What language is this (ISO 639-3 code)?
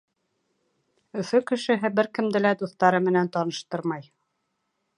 bak